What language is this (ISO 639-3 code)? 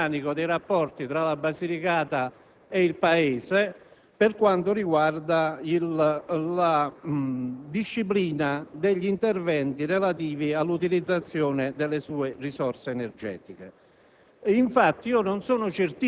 ita